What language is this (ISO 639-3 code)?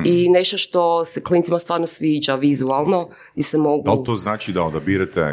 hrv